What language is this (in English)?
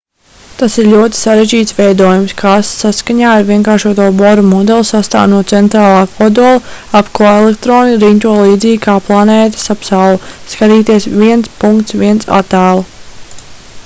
Latvian